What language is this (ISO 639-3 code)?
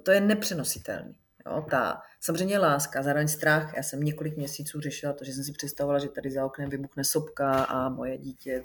ces